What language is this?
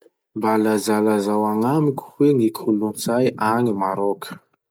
Masikoro Malagasy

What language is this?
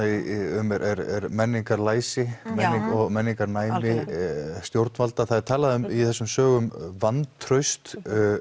Icelandic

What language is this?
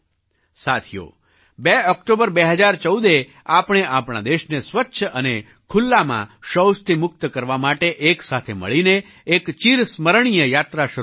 Gujarati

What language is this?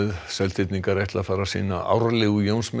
Icelandic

